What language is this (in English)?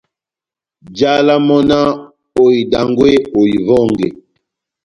Batanga